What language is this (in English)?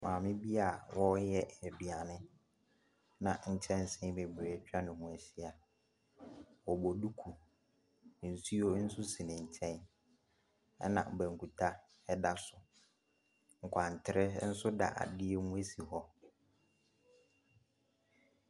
Akan